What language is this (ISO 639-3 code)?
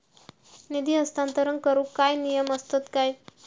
mar